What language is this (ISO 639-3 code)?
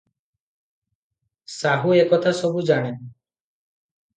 ori